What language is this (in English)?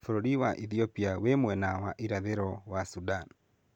Kikuyu